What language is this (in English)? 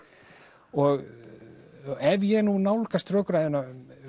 Icelandic